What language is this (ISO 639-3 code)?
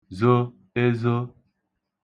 ibo